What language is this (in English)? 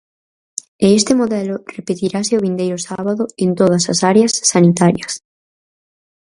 Galician